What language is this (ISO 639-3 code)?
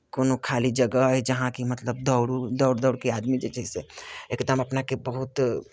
mai